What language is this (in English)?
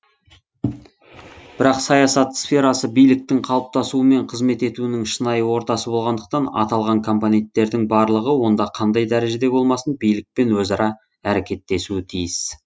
Kazakh